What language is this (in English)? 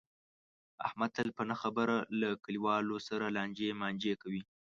Pashto